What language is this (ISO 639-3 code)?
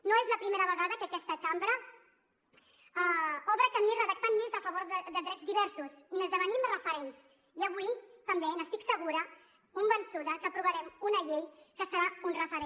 cat